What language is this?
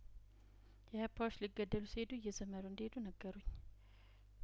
Amharic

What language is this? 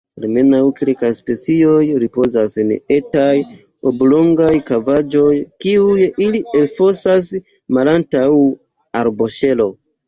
Esperanto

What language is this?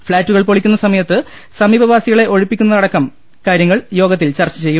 Malayalam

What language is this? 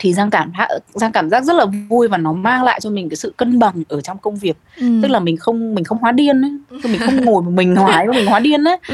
Vietnamese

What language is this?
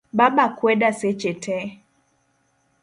Luo (Kenya and Tanzania)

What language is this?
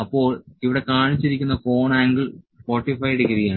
Malayalam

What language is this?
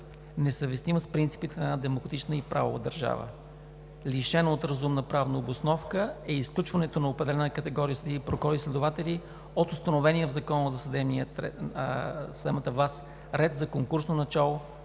Bulgarian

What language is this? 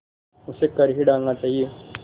Hindi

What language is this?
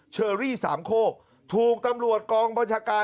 Thai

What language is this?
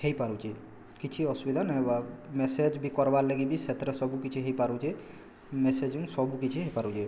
Odia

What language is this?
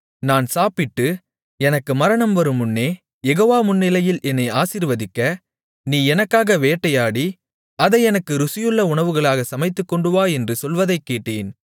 Tamil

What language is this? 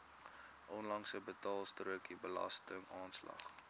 Afrikaans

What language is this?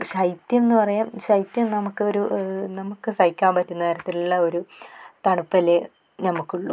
Malayalam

